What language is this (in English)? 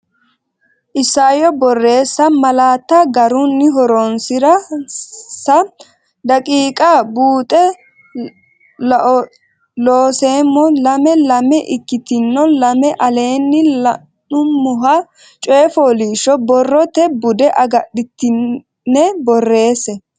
Sidamo